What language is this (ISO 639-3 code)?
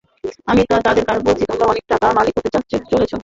ben